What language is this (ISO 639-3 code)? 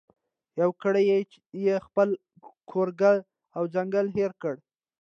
pus